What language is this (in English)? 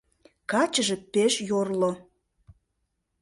Mari